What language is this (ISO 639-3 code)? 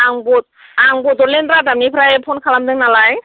brx